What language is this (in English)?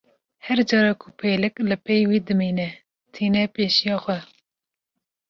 Kurdish